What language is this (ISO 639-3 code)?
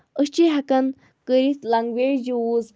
kas